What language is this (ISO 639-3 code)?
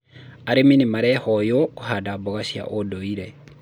kik